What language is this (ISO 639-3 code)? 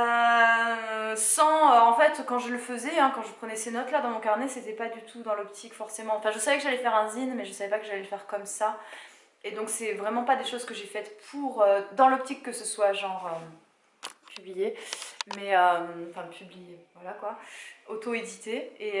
fra